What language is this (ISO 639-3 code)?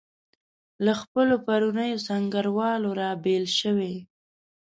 pus